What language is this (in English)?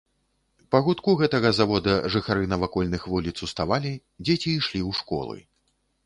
Belarusian